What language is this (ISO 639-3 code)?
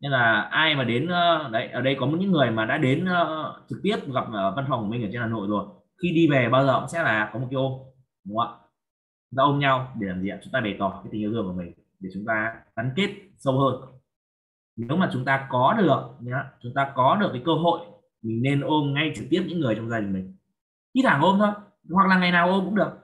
vie